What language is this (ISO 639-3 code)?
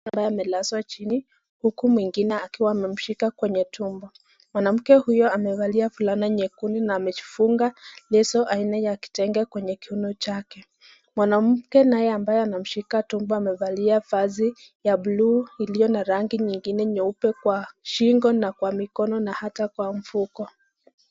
swa